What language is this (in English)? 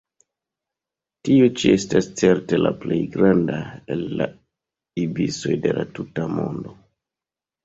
Esperanto